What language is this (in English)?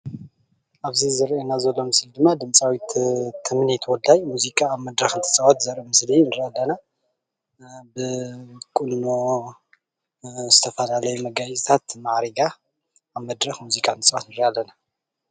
Tigrinya